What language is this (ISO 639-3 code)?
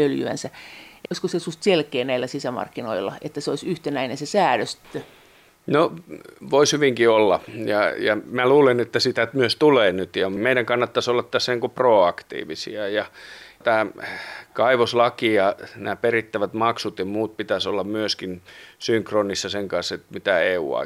fin